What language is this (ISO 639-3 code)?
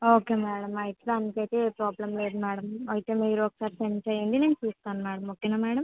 tel